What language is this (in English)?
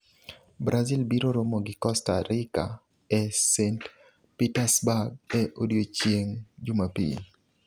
Luo (Kenya and Tanzania)